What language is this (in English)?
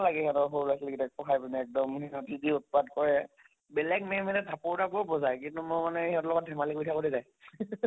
Assamese